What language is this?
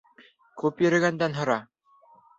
Bashkir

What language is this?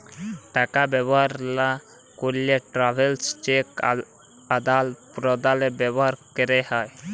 Bangla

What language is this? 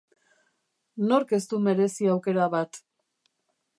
Basque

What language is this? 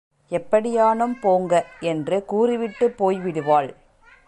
Tamil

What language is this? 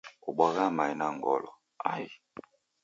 Taita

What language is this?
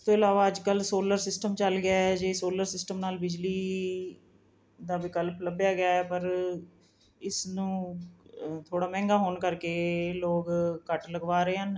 Punjabi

